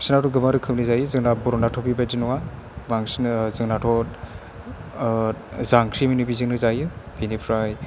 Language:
Bodo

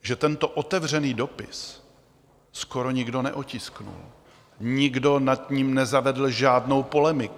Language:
Czech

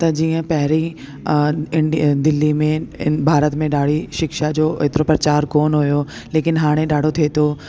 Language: Sindhi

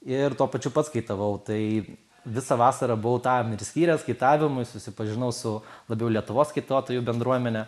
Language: Lithuanian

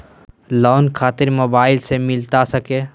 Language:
Magahi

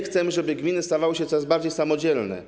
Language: Polish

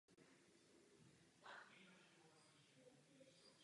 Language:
Czech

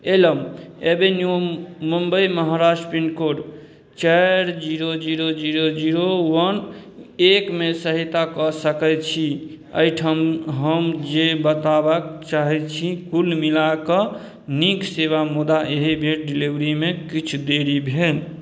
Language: Maithili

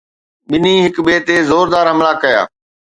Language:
Sindhi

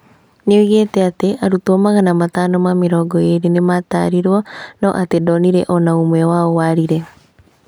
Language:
Kikuyu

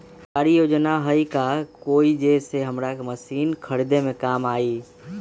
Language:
Magahi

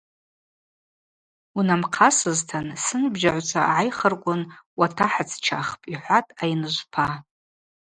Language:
Abaza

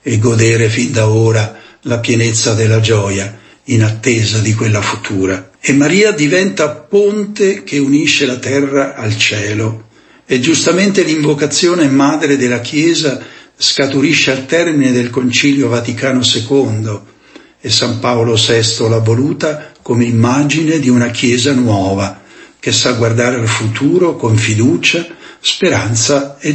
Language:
Italian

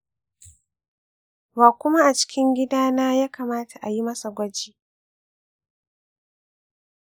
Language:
Hausa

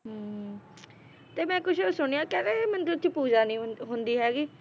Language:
Punjabi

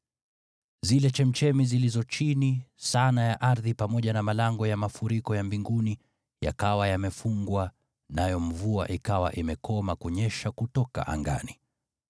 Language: Swahili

